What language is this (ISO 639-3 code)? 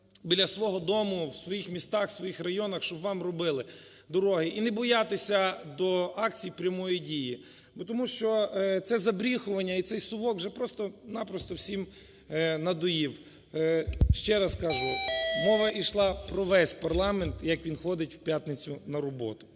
ukr